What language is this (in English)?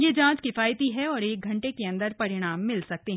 Hindi